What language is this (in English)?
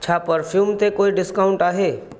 Sindhi